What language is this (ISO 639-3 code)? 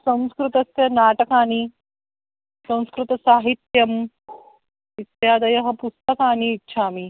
san